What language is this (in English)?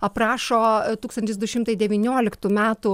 Lithuanian